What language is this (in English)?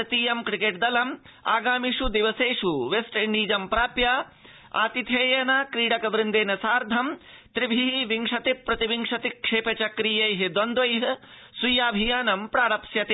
Sanskrit